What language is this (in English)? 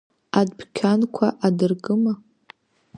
Abkhazian